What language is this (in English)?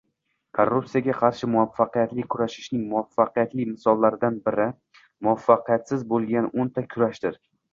Uzbek